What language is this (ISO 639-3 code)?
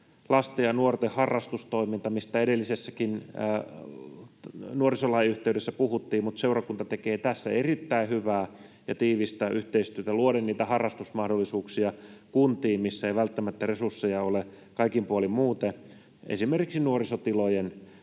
fin